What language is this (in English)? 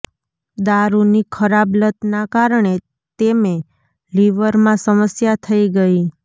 Gujarati